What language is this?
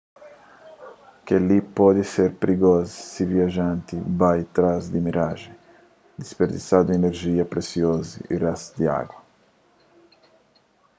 Kabuverdianu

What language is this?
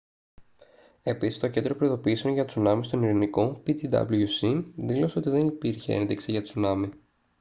Greek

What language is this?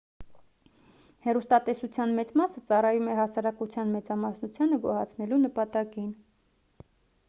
Armenian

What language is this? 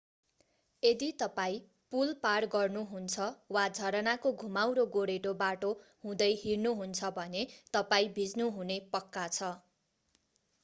Nepali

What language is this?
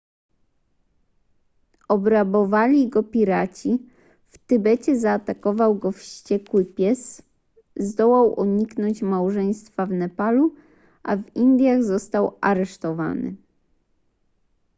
Polish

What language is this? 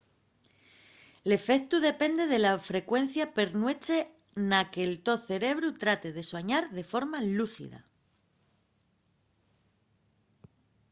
Asturian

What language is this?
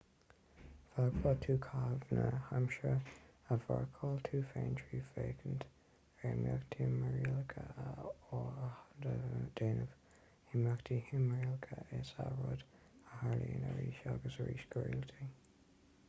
Irish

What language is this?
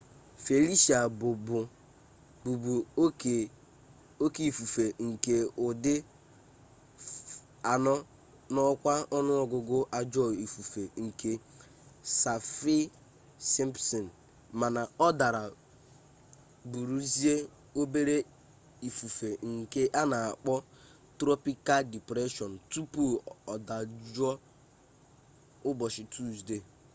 Igbo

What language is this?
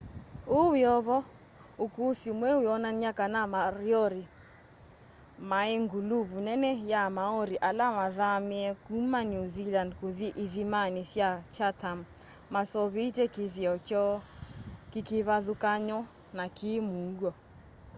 Kamba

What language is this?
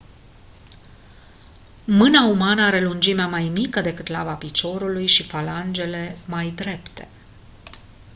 Romanian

